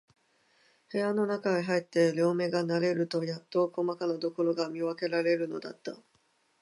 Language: Japanese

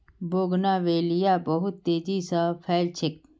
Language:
Magahi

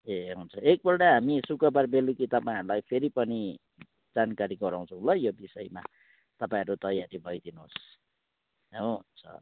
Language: Nepali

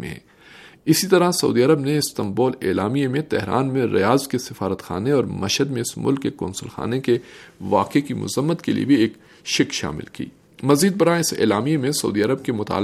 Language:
Urdu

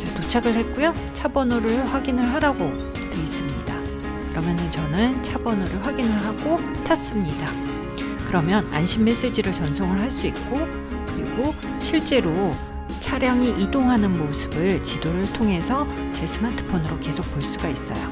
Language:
Korean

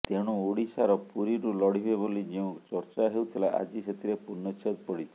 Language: Odia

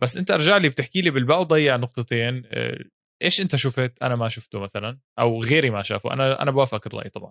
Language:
Arabic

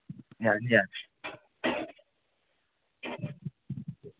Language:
Manipuri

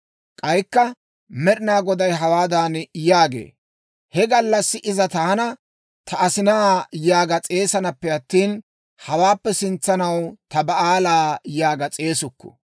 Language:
Dawro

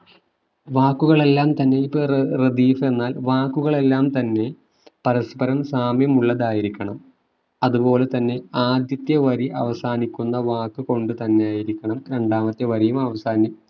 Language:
Malayalam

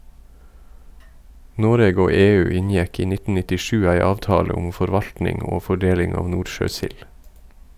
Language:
Norwegian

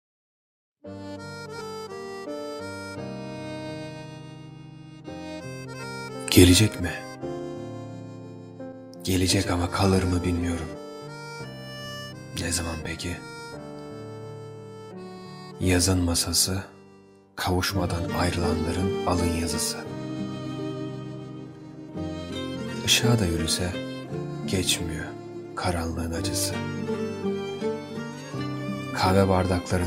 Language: Turkish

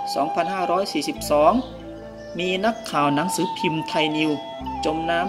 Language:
Thai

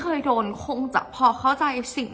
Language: Thai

